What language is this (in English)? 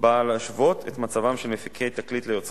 Hebrew